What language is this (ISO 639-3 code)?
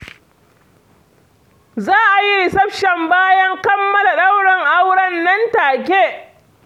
hau